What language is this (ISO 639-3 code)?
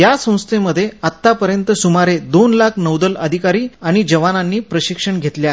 mar